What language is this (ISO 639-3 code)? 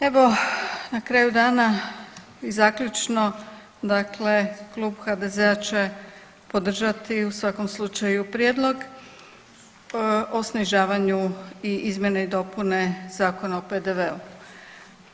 hrv